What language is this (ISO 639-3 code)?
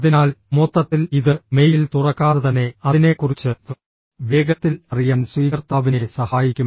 mal